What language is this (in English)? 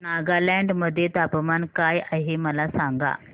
Marathi